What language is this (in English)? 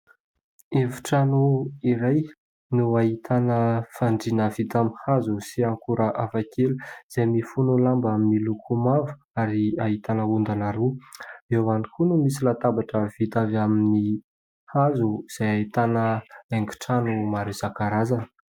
Malagasy